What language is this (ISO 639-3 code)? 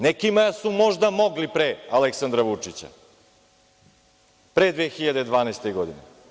srp